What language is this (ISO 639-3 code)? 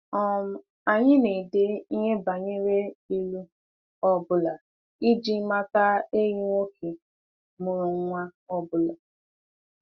ibo